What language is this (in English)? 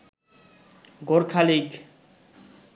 Bangla